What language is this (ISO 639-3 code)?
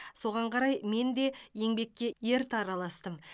kaz